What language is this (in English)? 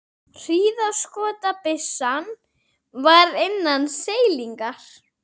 Icelandic